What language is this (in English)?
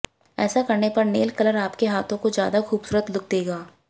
Hindi